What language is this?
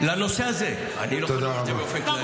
Hebrew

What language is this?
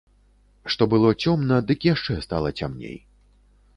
Belarusian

